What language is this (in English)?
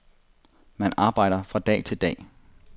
Danish